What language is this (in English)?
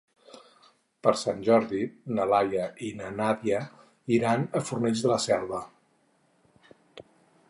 Catalan